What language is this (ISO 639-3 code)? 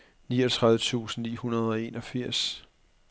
dan